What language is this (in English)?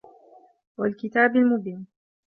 Arabic